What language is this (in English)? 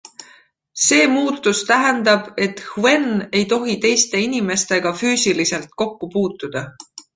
Estonian